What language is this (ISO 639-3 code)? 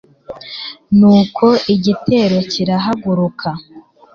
kin